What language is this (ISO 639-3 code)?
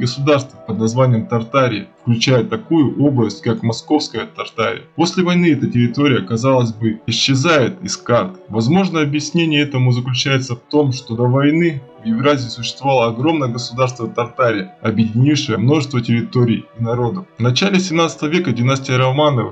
rus